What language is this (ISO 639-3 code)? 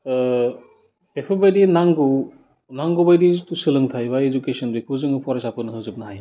brx